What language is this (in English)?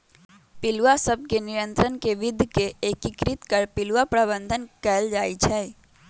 Magahi